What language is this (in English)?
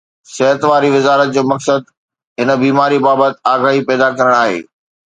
Sindhi